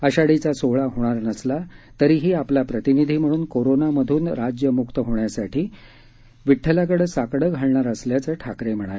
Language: Marathi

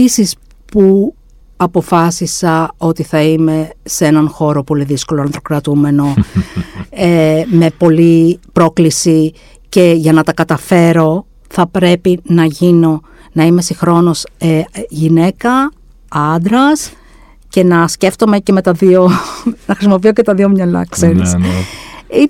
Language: Greek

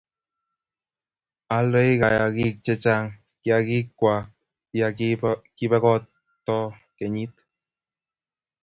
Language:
Kalenjin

